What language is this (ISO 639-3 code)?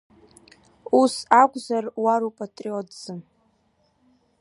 abk